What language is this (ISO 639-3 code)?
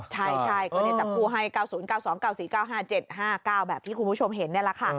tha